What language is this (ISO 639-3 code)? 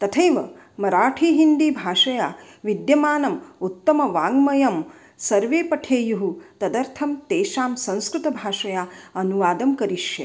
san